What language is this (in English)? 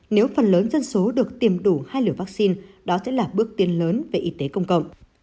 Vietnamese